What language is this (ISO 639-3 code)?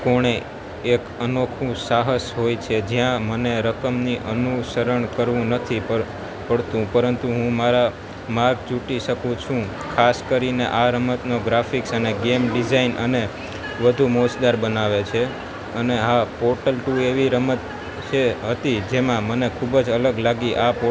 guj